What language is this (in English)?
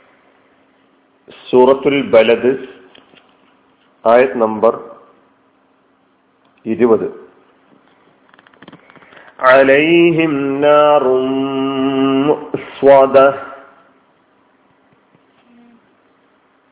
Malayalam